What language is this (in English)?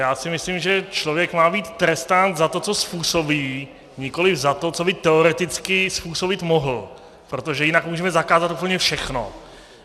Czech